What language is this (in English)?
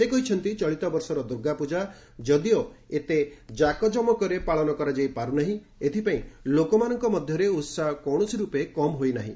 Odia